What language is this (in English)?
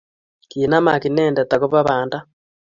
Kalenjin